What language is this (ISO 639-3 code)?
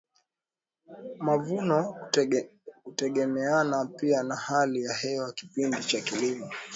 swa